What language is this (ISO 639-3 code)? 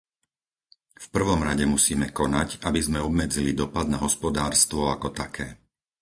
slk